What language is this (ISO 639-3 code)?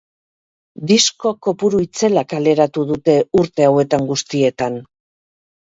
eus